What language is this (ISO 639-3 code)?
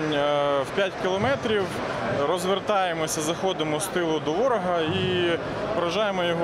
ukr